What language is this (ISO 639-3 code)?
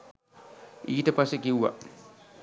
sin